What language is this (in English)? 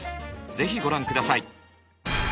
Japanese